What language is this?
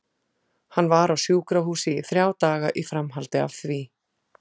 Icelandic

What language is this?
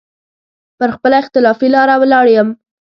Pashto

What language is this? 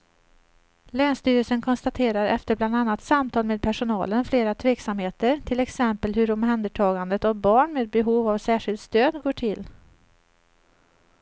Swedish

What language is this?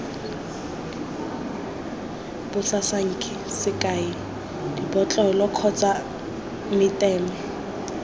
Tswana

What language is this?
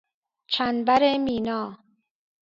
Persian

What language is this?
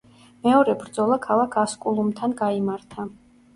Georgian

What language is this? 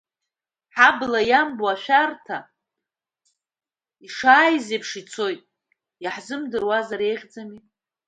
Abkhazian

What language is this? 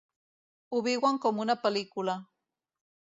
Catalan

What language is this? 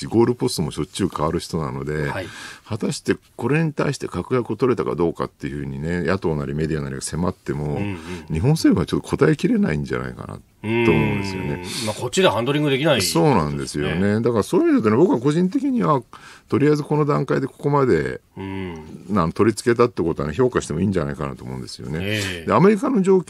Japanese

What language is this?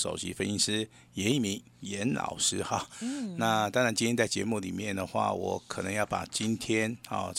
Chinese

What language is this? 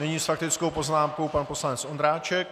Czech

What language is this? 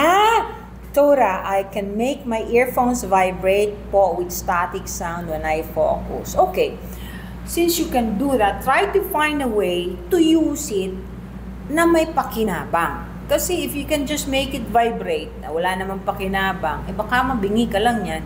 Filipino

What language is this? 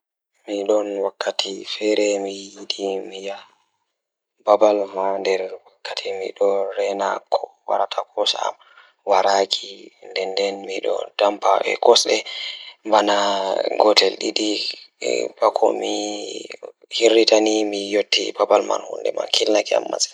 Fula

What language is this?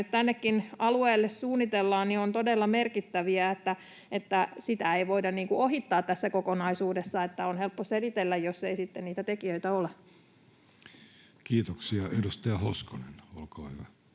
Finnish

